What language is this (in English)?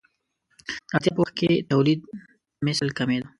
Pashto